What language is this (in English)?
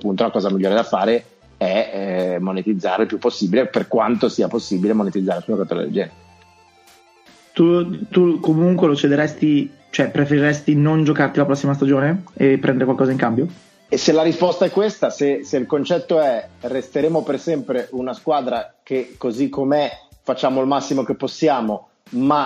Italian